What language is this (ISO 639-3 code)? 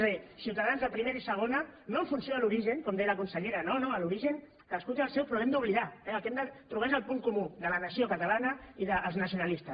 cat